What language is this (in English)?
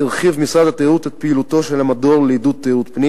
Hebrew